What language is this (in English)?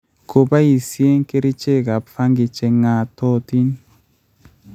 Kalenjin